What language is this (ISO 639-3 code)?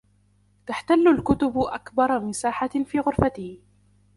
ara